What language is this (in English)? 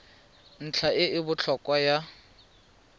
Tswana